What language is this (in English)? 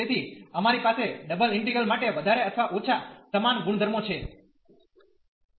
Gujarati